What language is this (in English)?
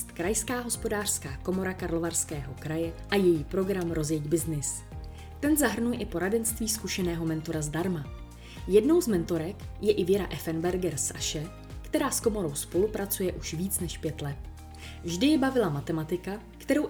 Czech